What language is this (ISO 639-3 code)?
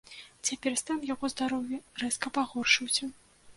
bel